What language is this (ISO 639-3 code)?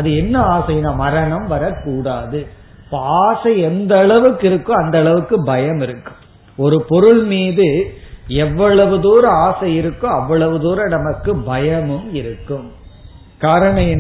tam